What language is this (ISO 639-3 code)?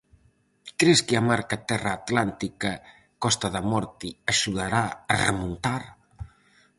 glg